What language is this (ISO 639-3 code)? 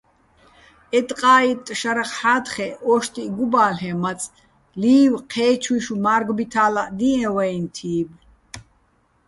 bbl